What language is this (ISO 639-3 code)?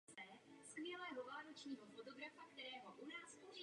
ces